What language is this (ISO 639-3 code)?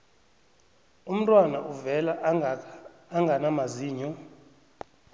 nbl